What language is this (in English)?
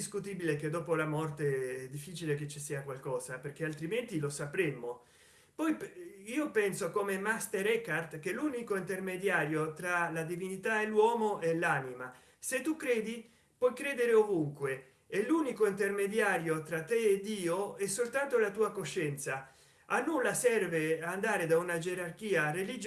Italian